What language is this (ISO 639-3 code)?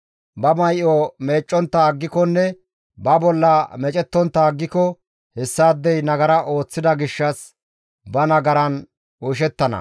gmv